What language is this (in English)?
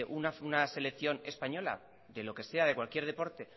Spanish